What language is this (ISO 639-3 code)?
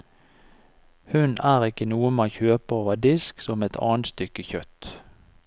nor